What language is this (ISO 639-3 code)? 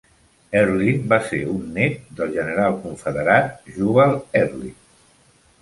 cat